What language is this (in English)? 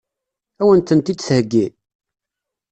Kabyle